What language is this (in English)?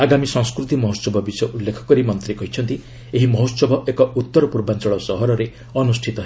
Odia